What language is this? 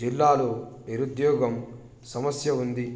Telugu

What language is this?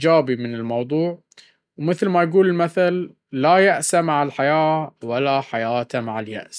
Baharna Arabic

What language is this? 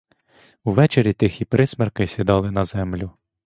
Ukrainian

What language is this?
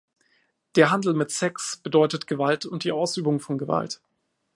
German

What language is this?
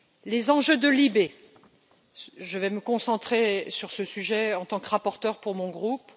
French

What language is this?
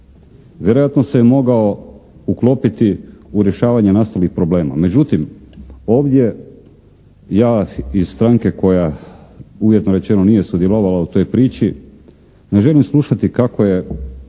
Croatian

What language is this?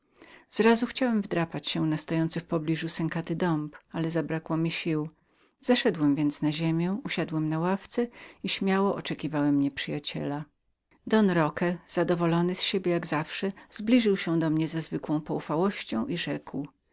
Polish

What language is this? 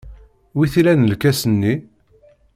Kabyle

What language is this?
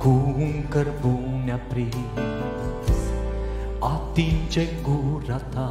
Romanian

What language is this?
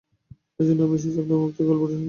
Bangla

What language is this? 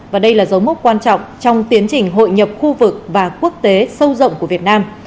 Vietnamese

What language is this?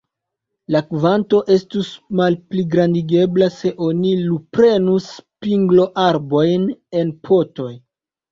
Esperanto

